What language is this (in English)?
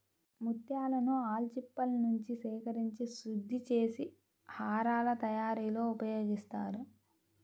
Telugu